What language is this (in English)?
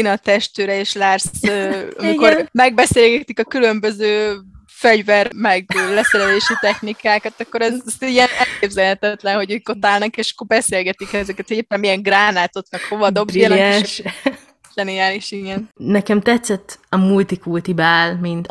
Hungarian